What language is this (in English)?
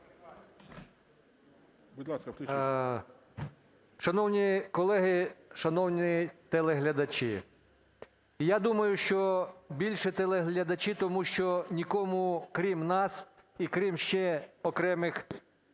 Ukrainian